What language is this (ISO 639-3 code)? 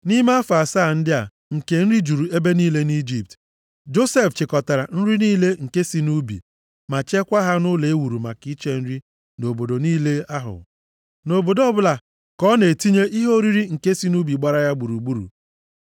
ibo